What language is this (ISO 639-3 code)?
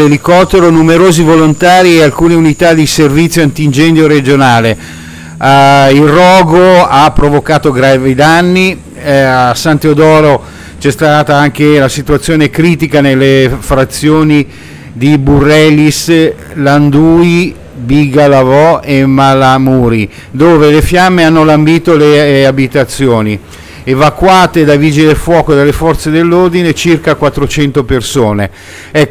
ita